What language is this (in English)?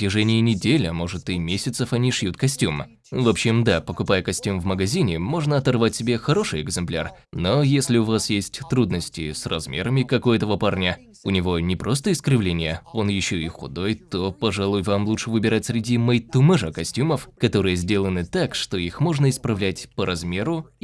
Russian